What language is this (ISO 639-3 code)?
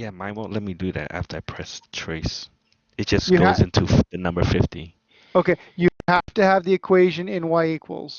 eng